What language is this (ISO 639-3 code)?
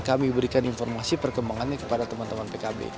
ind